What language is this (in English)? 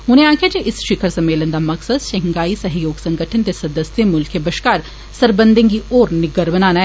Dogri